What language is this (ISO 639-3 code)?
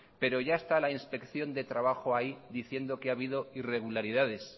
spa